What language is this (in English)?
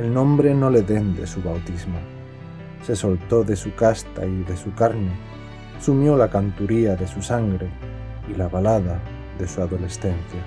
Spanish